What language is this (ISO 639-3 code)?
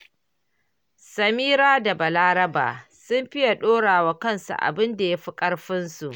hau